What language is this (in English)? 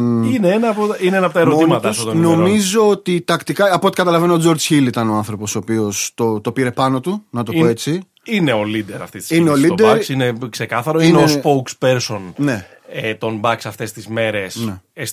Greek